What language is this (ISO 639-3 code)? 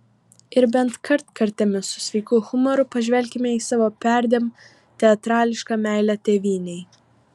lit